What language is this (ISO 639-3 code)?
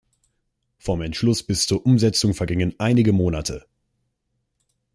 deu